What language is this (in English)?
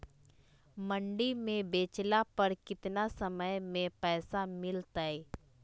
Magahi